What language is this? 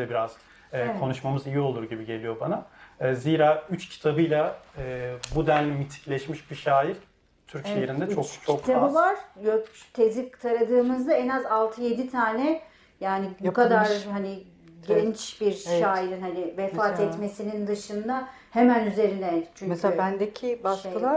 Turkish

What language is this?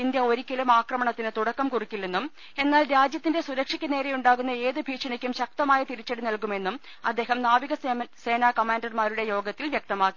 Malayalam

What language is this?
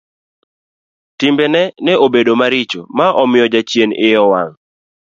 Luo (Kenya and Tanzania)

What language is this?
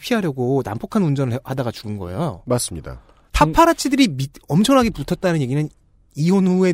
Korean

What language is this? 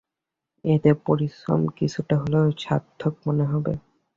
Bangla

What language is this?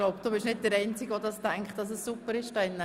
Swiss German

